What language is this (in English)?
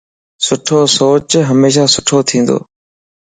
Lasi